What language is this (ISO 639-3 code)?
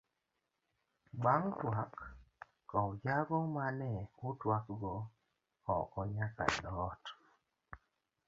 luo